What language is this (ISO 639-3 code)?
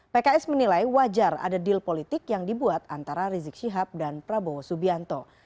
ind